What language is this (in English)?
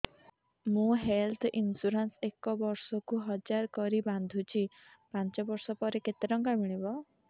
Odia